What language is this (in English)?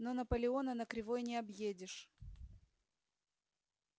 Russian